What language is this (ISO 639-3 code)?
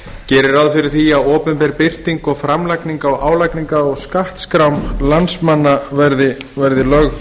isl